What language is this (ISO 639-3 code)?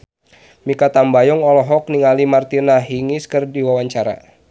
sun